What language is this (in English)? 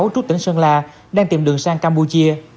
Vietnamese